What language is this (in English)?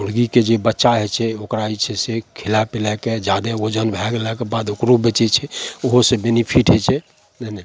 Maithili